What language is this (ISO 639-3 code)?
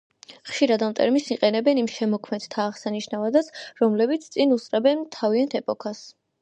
kat